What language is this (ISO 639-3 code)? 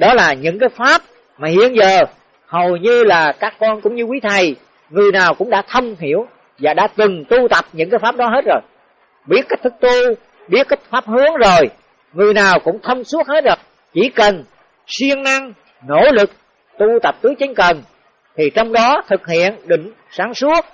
vie